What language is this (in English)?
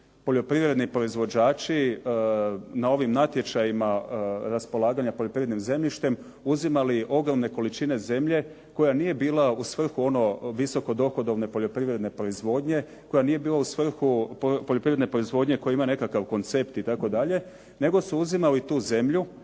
Croatian